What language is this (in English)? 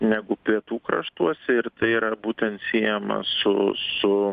Lithuanian